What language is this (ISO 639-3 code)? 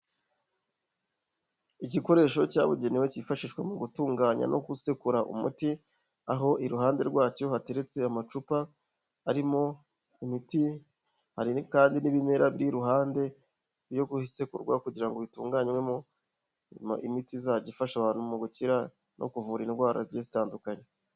kin